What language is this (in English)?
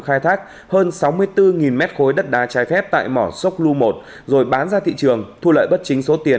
Vietnamese